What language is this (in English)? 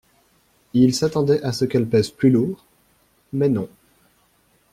French